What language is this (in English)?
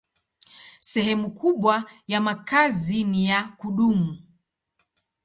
Swahili